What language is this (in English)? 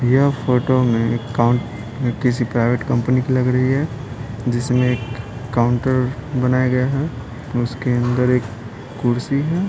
Hindi